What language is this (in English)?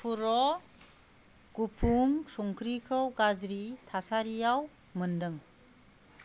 Bodo